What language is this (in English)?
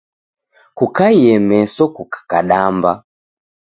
Taita